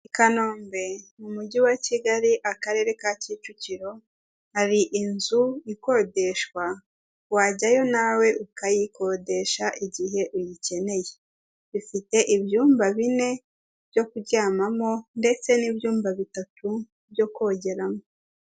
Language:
Kinyarwanda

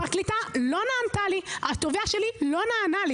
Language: Hebrew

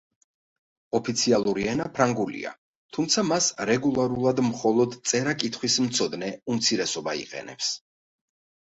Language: Georgian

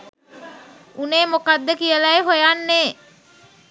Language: Sinhala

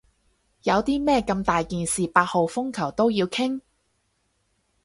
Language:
Cantonese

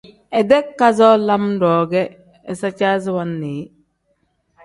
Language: Tem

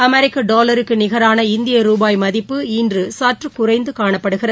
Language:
Tamil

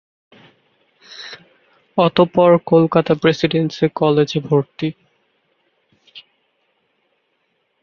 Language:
Bangla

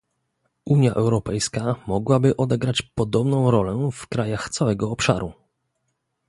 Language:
Polish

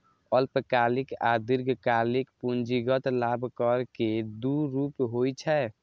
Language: Maithili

